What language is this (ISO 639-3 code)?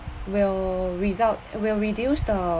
eng